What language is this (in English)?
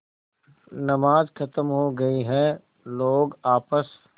Hindi